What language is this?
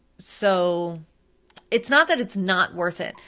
English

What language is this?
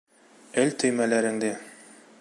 Bashkir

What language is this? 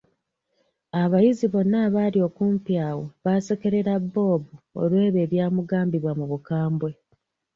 Ganda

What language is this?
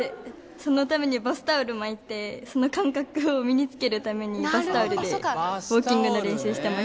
Japanese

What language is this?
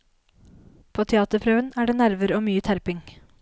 Norwegian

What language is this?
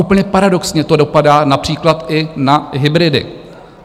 Czech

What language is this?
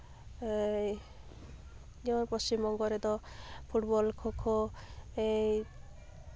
Santali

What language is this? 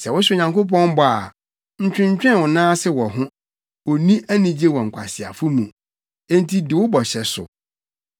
Akan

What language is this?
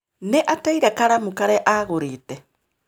Kikuyu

